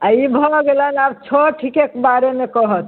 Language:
Maithili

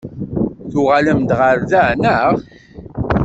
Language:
Kabyle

